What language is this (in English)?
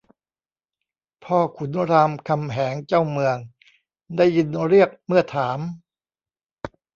Thai